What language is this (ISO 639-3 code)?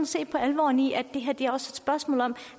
dan